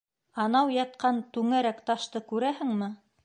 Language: Bashkir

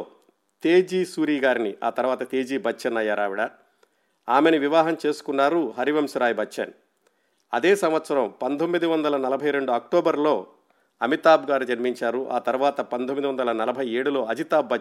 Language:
Telugu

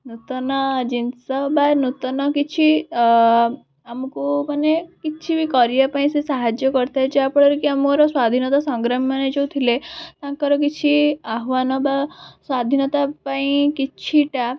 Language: Odia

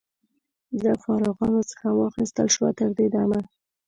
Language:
Pashto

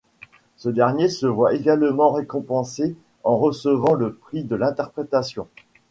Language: French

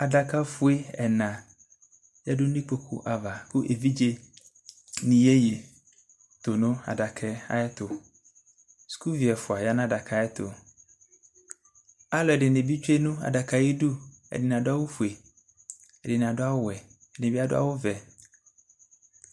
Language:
Ikposo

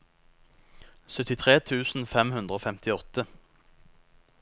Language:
Norwegian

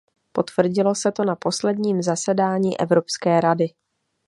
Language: Czech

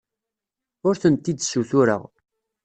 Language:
Kabyle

